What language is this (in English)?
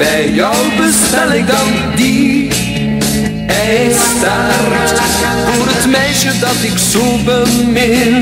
Dutch